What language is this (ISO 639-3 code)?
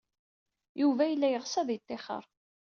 kab